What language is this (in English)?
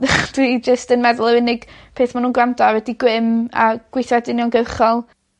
Welsh